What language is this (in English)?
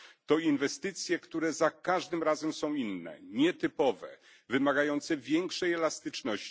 Polish